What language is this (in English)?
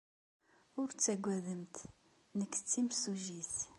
Kabyle